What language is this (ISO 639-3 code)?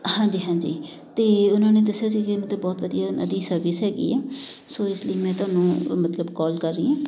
pan